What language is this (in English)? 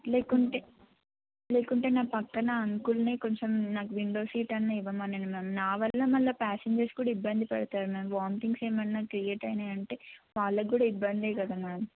Telugu